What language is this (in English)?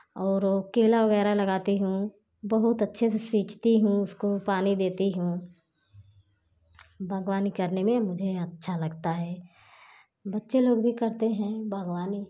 Hindi